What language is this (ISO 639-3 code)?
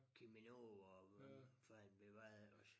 dan